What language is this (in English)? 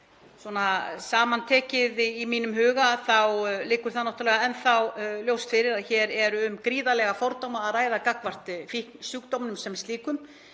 Icelandic